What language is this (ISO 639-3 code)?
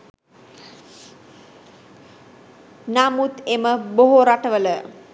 sin